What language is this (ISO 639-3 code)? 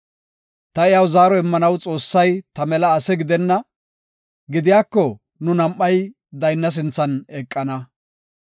gof